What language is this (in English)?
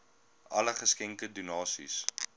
Afrikaans